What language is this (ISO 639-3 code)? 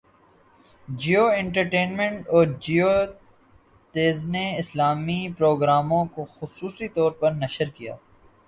urd